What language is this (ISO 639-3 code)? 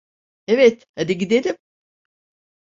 tur